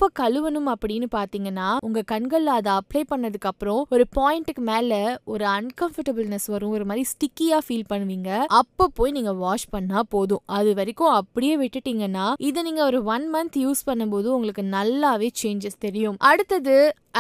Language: Tamil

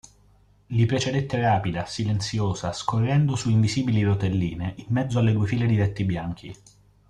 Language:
Italian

